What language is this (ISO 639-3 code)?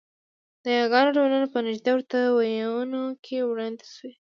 pus